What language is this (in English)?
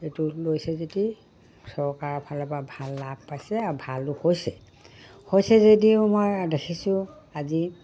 Assamese